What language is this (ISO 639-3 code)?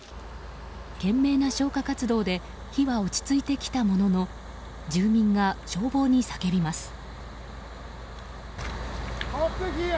jpn